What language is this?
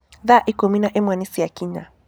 Kikuyu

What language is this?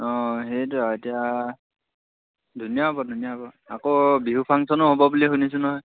Assamese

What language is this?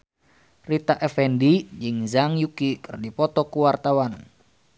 Sundanese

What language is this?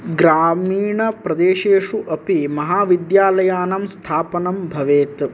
Sanskrit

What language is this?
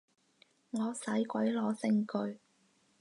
Cantonese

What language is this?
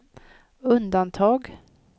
Swedish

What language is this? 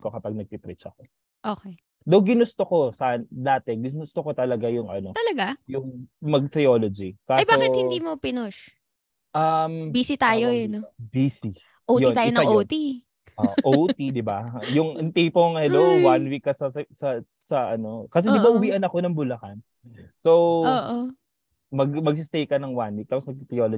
Filipino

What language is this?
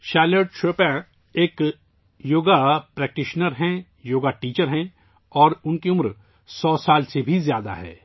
Urdu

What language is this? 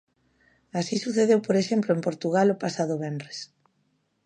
Galician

